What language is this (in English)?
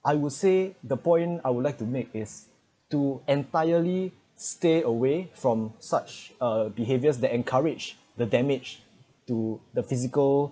English